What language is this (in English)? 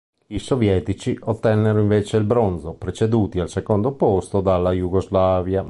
Italian